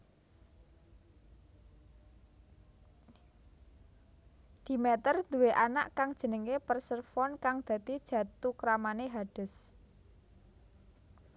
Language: Javanese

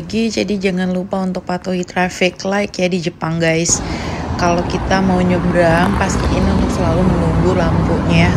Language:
Indonesian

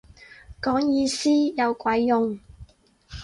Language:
Cantonese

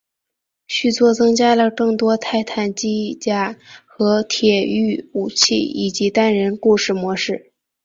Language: Chinese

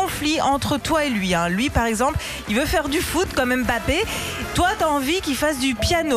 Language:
French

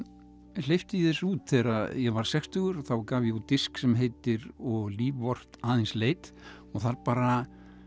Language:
Icelandic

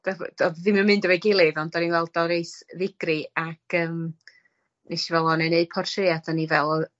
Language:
Welsh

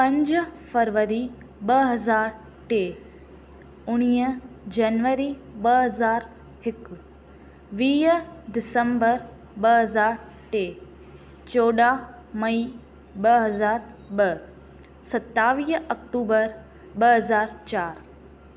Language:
Sindhi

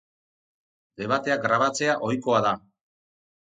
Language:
Basque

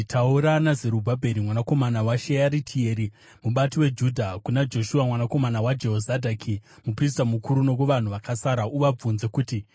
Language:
Shona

